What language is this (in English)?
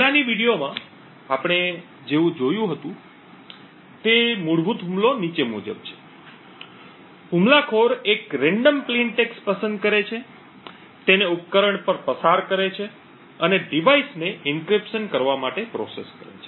Gujarati